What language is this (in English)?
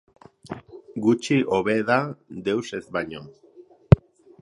Basque